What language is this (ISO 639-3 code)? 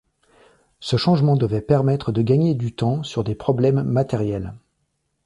fra